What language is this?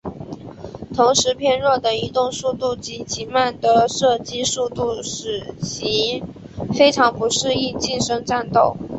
Chinese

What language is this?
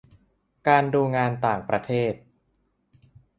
Thai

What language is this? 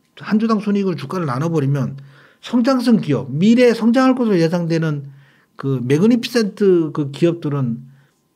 Korean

